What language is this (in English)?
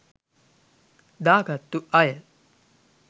Sinhala